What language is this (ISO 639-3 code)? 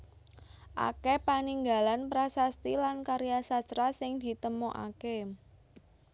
jav